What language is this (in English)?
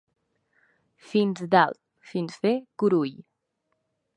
Catalan